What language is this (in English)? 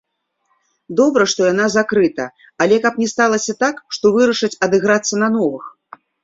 Belarusian